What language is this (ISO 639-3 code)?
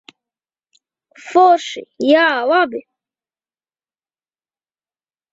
lav